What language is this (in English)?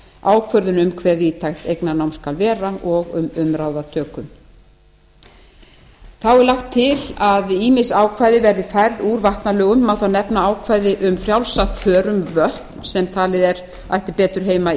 Icelandic